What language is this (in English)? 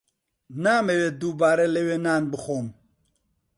Central Kurdish